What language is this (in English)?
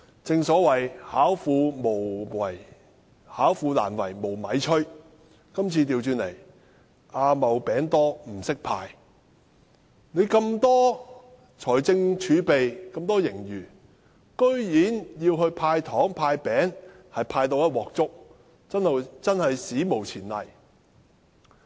Cantonese